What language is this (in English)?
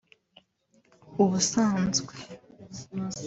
Kinyarwanda